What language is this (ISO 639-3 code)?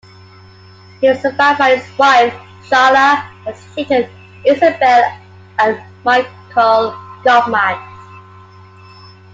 eng